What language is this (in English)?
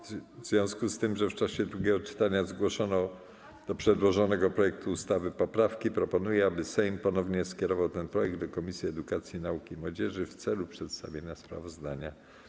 Polish